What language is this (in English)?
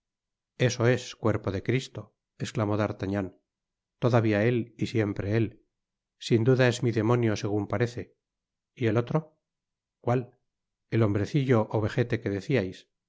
Spanish